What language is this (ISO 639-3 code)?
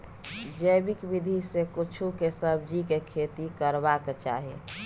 mai